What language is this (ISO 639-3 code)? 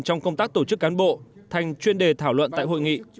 vie